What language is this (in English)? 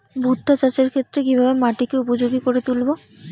Bangla